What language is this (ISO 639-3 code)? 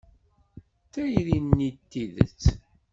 kab